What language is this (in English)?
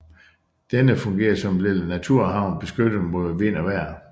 Danish